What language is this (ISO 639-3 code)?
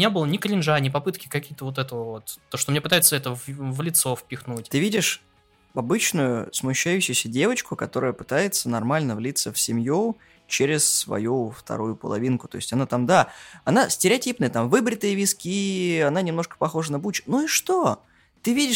rus